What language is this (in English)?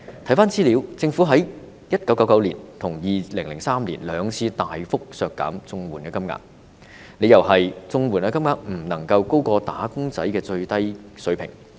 Cantonese